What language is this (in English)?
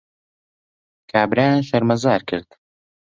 Central Kurdish